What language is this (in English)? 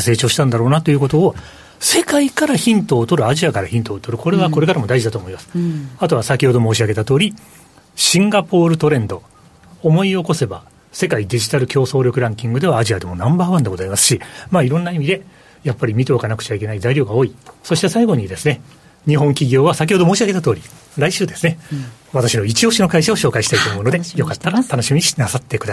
Japanese